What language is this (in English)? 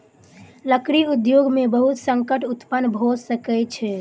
Maithili